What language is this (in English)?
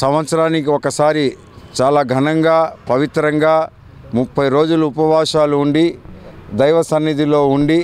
Telugu